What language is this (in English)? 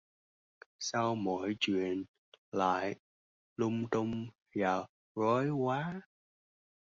Vietnamese